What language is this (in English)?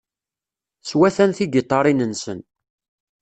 Kabyle